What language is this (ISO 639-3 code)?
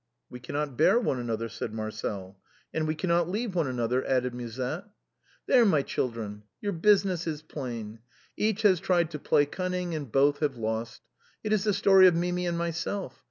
eng